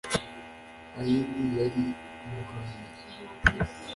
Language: Kinyarwanda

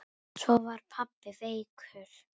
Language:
Icelandic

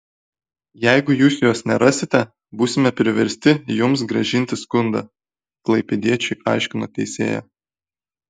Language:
Lithuanian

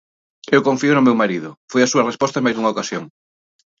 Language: Galician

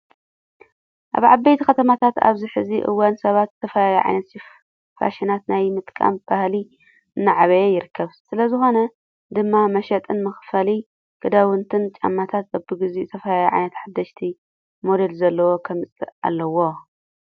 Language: Tigrinya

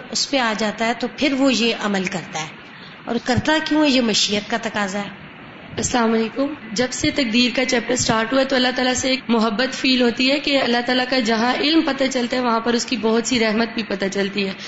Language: Urdu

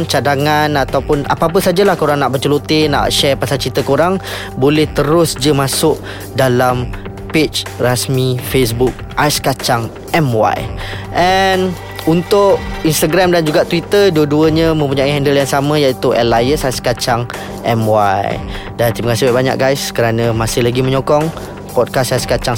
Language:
Malay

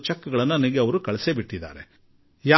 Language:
Kannada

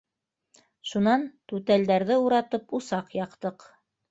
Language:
Bashkir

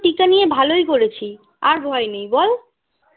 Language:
Bangla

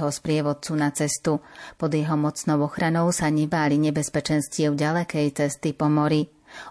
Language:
Slovak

